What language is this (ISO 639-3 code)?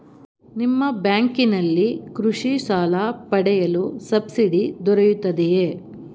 kan